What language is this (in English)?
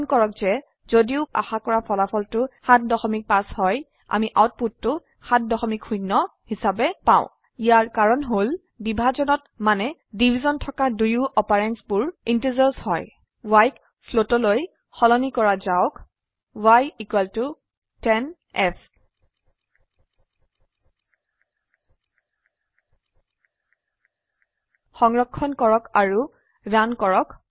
Assamese